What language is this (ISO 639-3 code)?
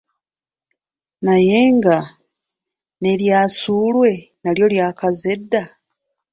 lug